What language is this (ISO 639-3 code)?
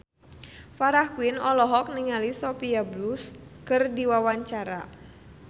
sun